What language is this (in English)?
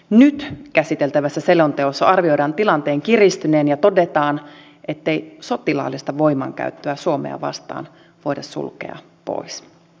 Finnish